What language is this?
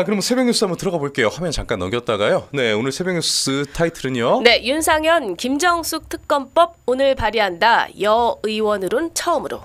Korean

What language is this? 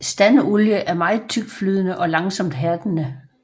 Danish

